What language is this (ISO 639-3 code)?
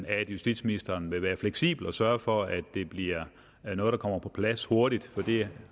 dan